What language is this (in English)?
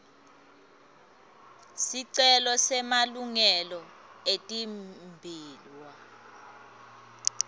Swati